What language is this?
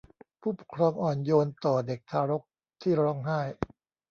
Thai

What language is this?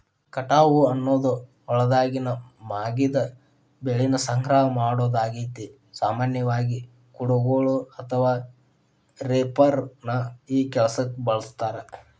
Kannada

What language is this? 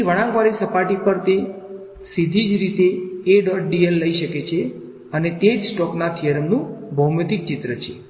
Gujarati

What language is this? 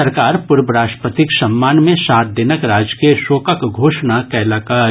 Maithili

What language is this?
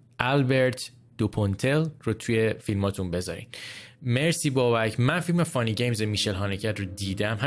Persian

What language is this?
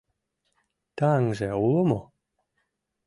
Mari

